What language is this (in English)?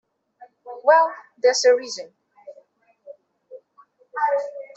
English